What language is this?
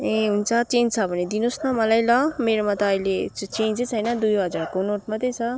Nepali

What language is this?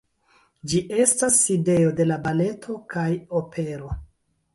Esperanto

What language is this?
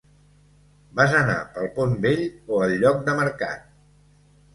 Catalan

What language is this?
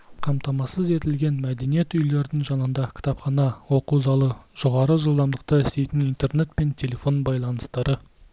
Kazakh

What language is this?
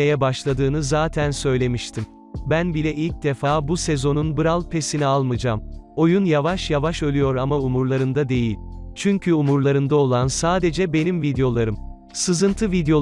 Turkish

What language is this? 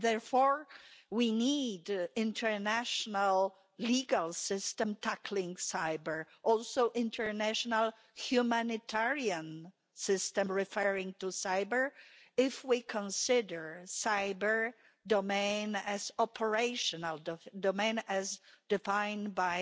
English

